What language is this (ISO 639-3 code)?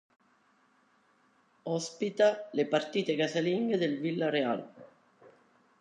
ita